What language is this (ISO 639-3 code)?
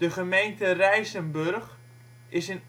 nld